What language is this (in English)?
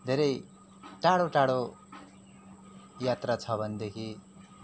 Nepali